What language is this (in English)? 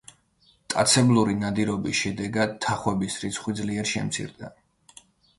Georgian